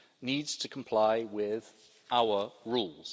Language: English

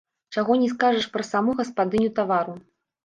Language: Belarusian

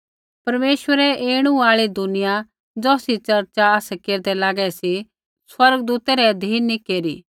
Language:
Kullu Pahari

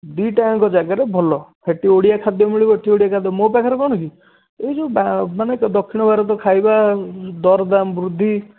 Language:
Odia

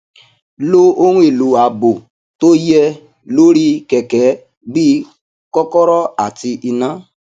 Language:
Yoruba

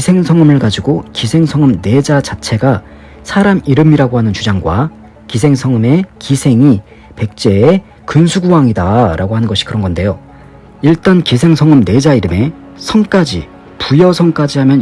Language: Korean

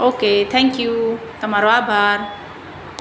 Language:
Gujarati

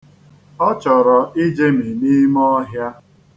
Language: Igbo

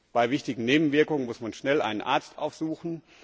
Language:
German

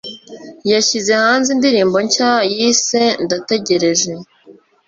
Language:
Kinyarwanda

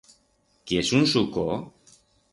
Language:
Aragonese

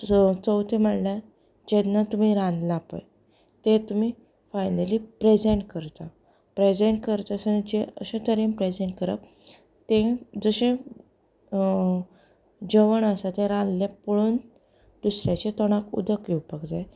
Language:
Konkani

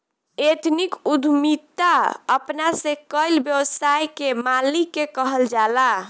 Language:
Bhojpuri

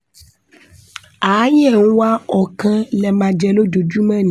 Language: Yoruba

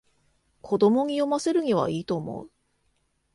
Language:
Japanese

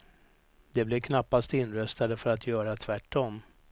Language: Swedish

